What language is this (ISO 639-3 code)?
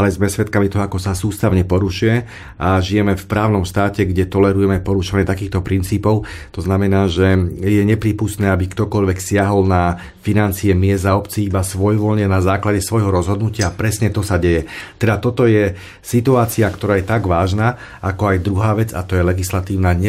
slk